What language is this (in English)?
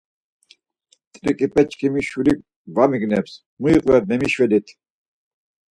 Laz